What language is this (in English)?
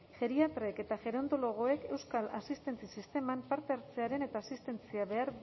Basque